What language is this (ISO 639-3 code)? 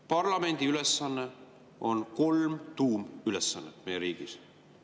est